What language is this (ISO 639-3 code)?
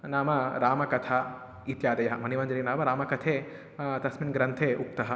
san